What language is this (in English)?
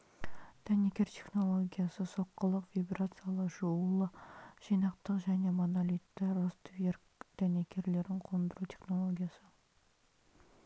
Kazakh